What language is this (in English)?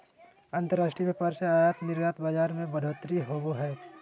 Magahi